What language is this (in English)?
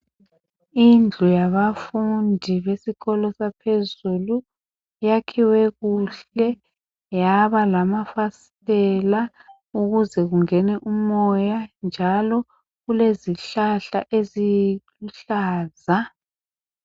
North Ndebele